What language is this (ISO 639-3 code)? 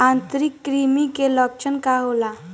bho